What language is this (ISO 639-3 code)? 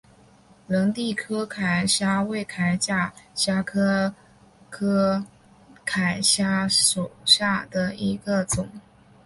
zho